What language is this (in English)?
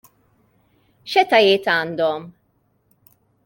Maltese